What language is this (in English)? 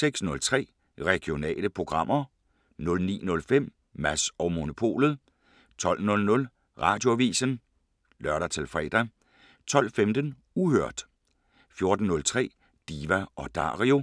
Danish